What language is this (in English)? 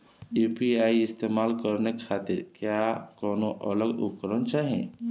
Bhojpuri